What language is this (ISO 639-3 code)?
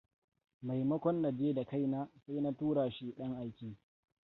hau